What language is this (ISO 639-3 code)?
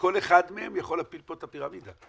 heb